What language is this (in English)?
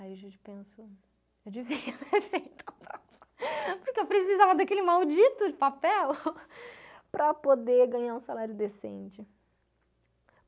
Portuguese